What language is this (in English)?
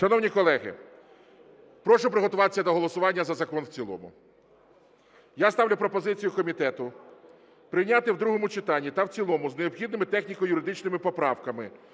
Ukrainian